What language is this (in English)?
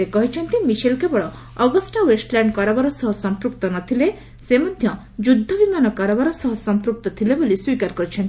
Odia